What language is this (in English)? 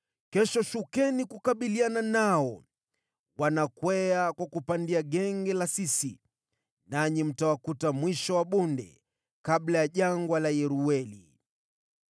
Swahili